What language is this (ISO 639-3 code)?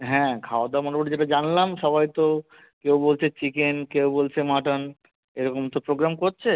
ben